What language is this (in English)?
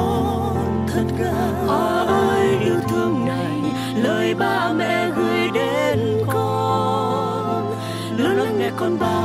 Vietnamese